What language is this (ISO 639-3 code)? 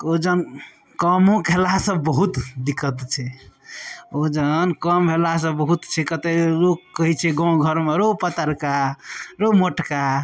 mai